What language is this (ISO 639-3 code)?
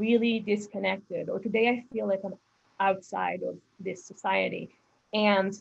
eng